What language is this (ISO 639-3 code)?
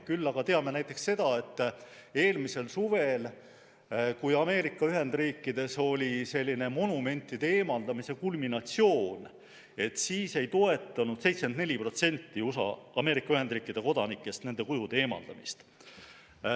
est